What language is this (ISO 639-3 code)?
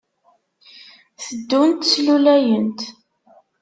kab